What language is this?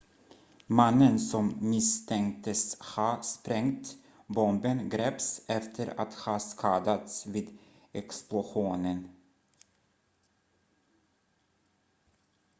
Swedish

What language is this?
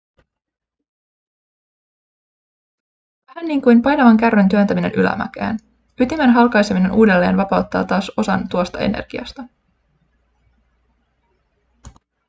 Finnish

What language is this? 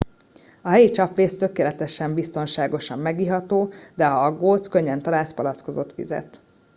Hungarian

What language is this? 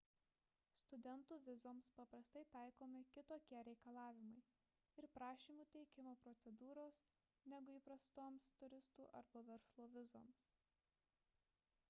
Lithuanian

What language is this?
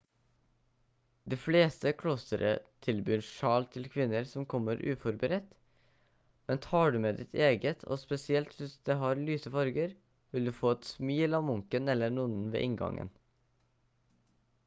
Norwegian Bokmål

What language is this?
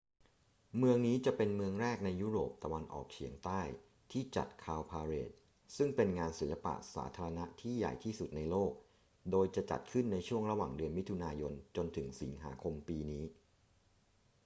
Thai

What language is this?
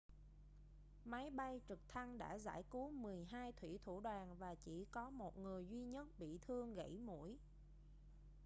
Vietnamese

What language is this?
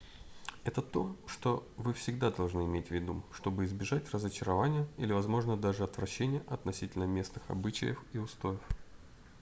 Russian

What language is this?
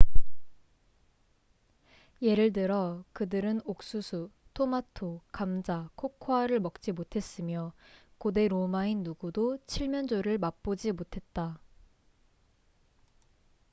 Korean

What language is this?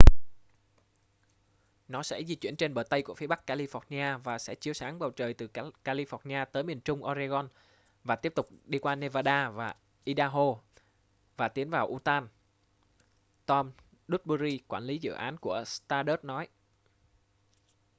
Vietnamese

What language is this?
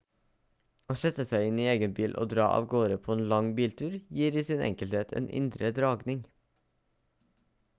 Norwegian Bokmål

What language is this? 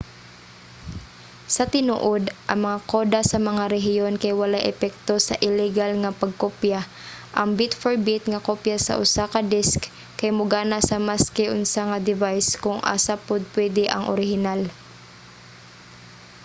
Cebuano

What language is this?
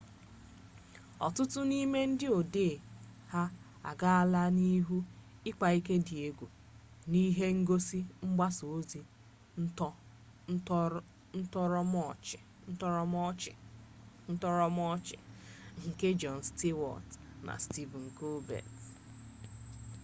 Igbo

